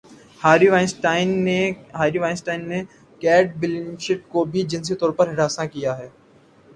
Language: Urdu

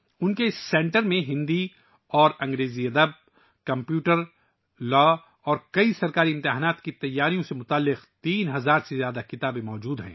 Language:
Urdu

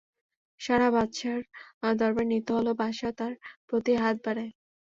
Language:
Bangla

